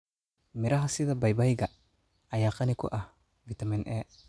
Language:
Somali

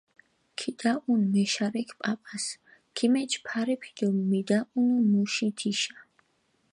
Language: Mingrelian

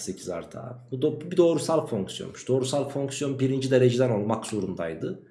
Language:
Turkish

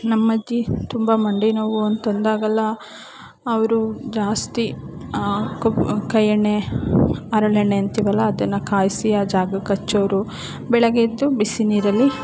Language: Kannada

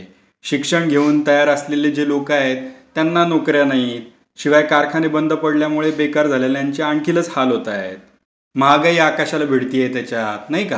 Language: Marathi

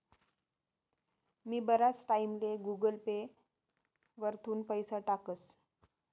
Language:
Marathi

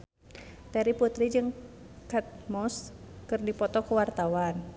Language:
Sundanese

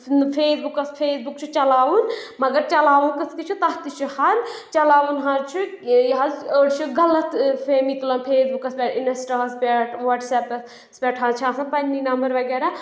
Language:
Kashmiri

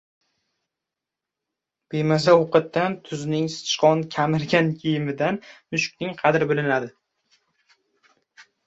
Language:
Uzbek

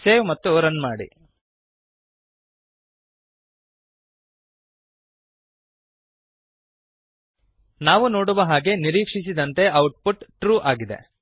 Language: Kannada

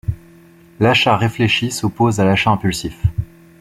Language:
French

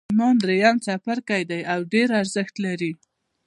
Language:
Pashto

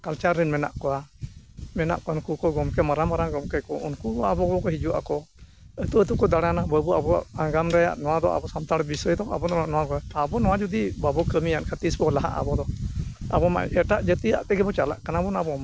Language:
Santali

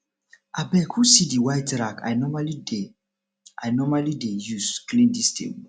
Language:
Nigerian Pidgin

